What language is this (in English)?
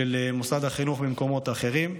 Hebrew